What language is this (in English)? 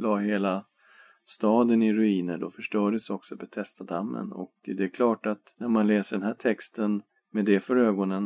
Swedish